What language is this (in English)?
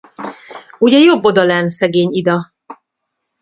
Hungarian